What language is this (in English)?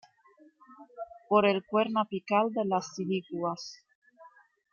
Spanish